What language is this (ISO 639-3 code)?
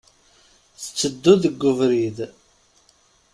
kab